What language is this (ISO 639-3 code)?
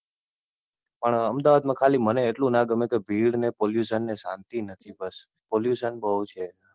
guj